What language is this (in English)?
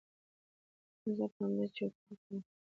Pashto